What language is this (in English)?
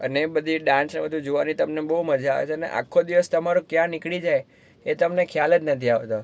Gujarati